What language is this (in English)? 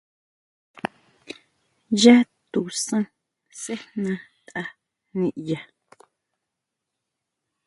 Huautla Mazatec